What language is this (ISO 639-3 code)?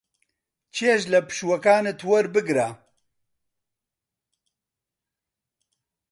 ckb